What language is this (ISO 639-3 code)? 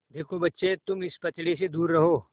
hin